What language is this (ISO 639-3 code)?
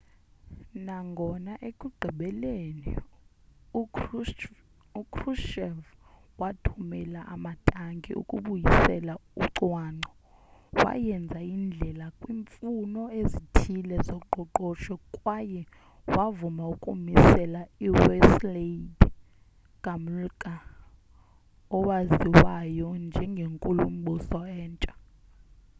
xho